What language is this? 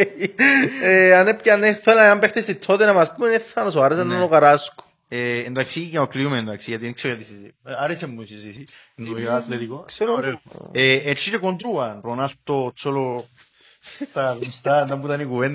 Greek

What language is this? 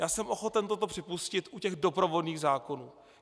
Czech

